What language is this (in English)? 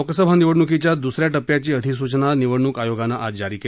Marathi